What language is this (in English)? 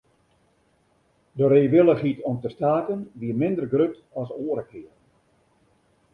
Western Frisian